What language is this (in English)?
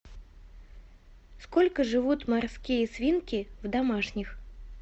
Russian